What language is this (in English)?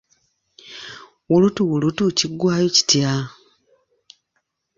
Ganda